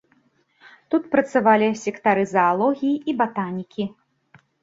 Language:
Belarusian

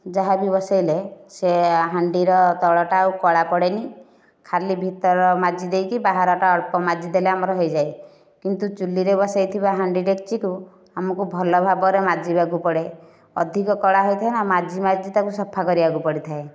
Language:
Odia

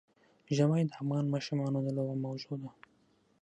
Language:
Pashto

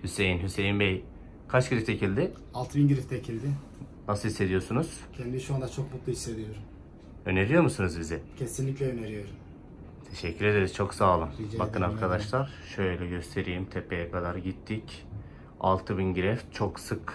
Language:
Turkish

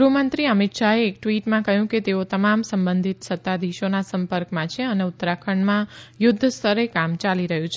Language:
Gujarati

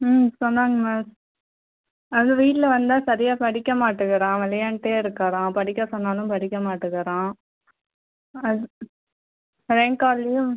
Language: Tamil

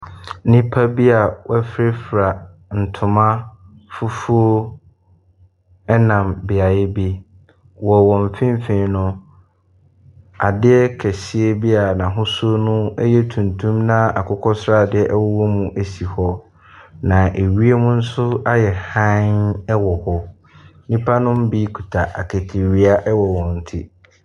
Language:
Akan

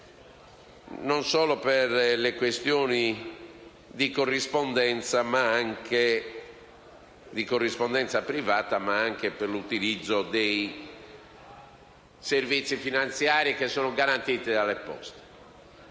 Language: Italian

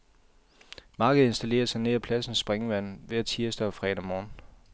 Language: Danish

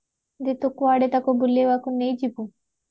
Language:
Odia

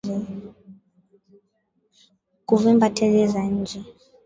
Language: Swahili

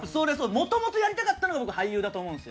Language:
Japanese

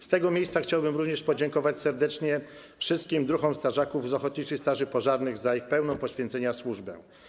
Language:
Polish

